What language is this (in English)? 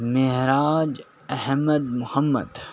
Urdu